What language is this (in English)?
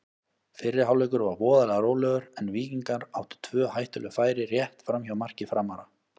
Icelandic